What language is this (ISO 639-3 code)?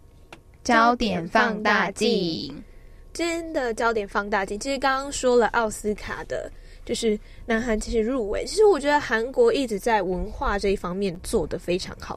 zho